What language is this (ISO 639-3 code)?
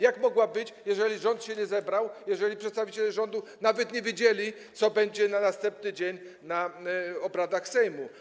pol